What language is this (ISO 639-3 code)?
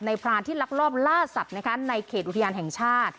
tha